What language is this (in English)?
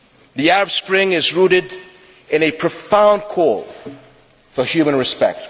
English